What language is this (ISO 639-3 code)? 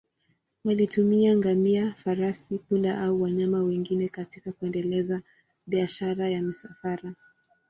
swa